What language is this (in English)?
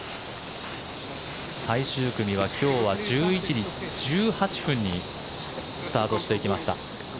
Japanese